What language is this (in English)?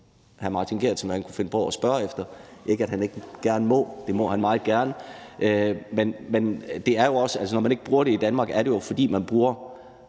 Danish